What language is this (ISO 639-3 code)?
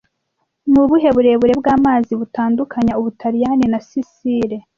kin